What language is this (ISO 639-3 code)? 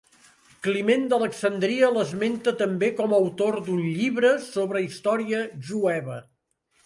cat